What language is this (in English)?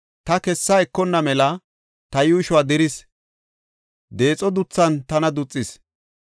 Gofa